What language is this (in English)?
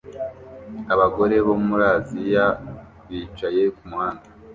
Kinyarwanda